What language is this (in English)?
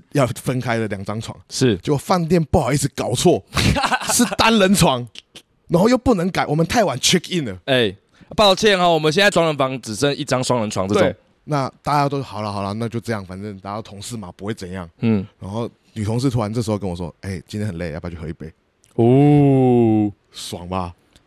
Chinese